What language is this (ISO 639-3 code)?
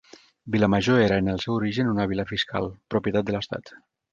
cat